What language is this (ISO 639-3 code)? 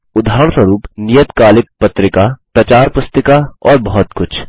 hin